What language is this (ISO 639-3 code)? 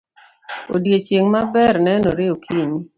luo